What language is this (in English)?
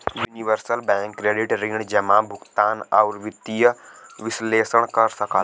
Bhojpuri